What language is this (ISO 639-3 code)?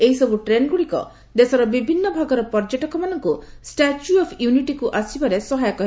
ori